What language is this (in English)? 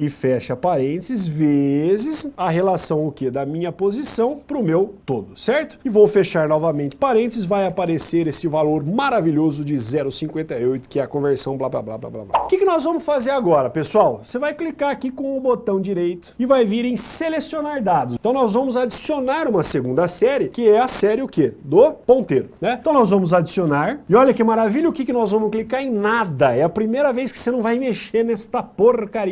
Portuguese